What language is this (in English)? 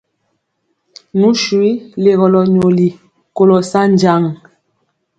Mpiemo